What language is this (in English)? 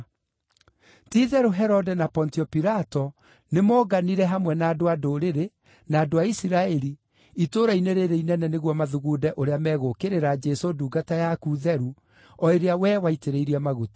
Kikuyu